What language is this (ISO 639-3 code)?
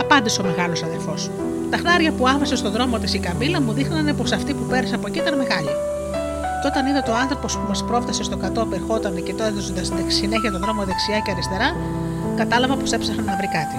ell